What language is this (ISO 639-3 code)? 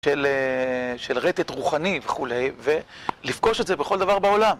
heb